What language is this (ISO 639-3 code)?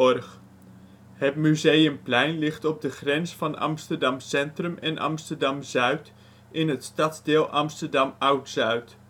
nld